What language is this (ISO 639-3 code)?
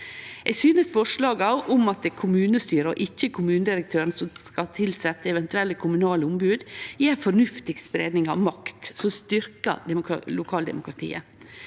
nor